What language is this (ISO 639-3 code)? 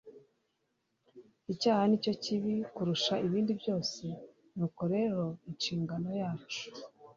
kin